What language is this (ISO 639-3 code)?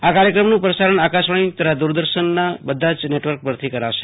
guj